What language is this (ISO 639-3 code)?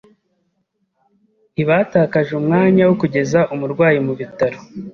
kin